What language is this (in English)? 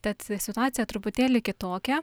Lithuanian